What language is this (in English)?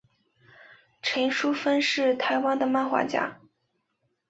Chinese